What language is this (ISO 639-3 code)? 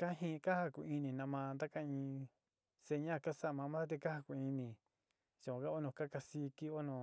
xti